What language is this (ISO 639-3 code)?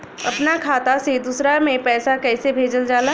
bho